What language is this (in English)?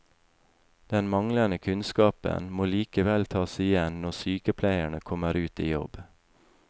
Norwegian